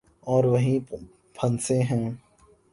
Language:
Urdu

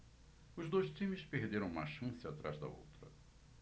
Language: Portuguese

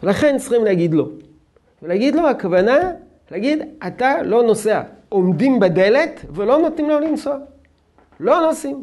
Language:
Hebrew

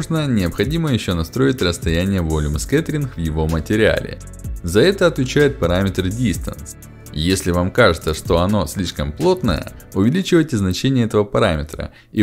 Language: Russian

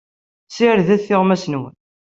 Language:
Kabyle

